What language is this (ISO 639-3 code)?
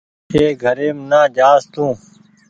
gig